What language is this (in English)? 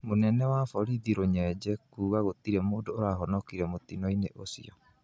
Kikuyu